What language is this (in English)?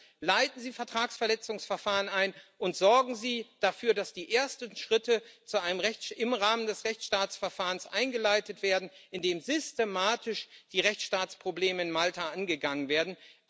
German